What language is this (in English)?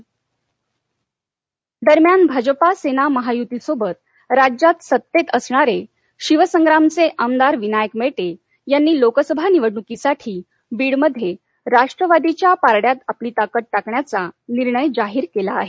Marathi